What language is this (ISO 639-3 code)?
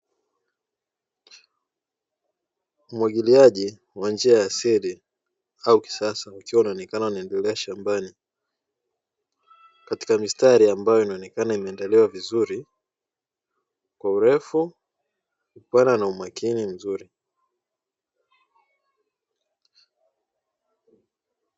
swa